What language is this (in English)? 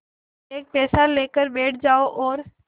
Hindi